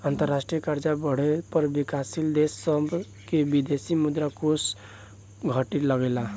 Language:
Bhojpuri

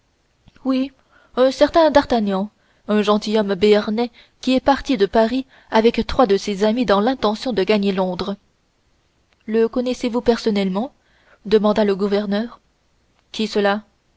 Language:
French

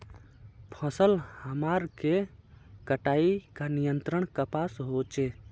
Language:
Magahi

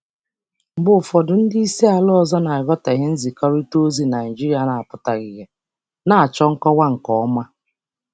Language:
Igbo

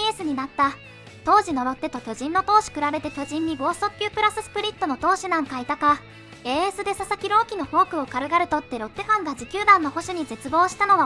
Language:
Japanese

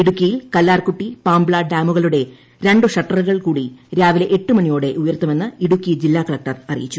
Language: Malayalam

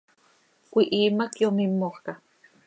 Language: Seri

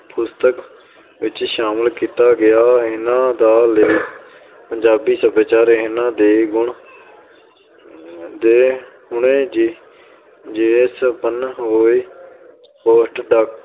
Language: Punjabi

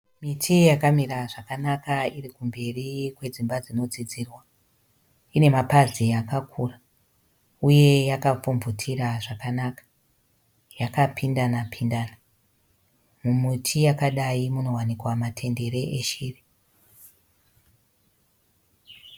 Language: Shona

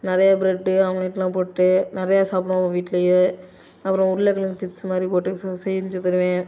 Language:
Tamil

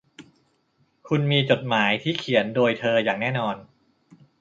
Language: Thai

